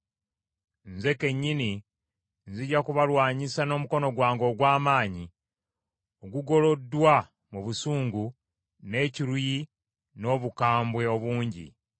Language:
Ganda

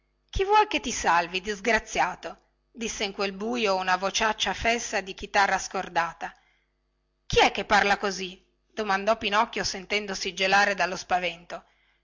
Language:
Italian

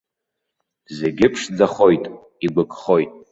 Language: Abkhazian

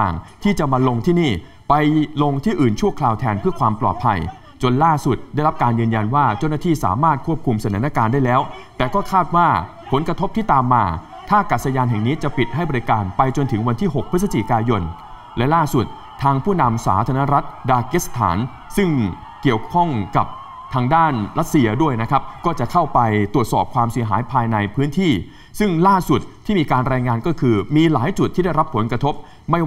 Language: Thai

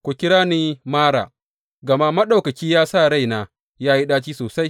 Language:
Hausa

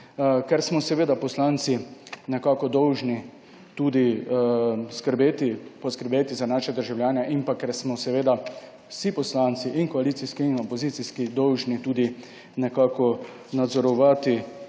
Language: Slovenian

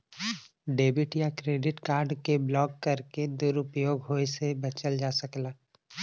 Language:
Bhojpuri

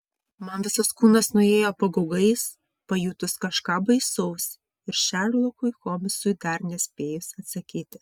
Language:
Lithuanian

